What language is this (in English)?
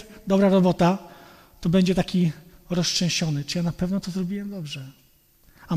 Polish